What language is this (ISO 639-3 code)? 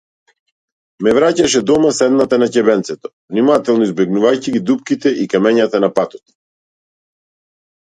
mkd